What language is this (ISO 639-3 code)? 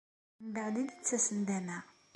kab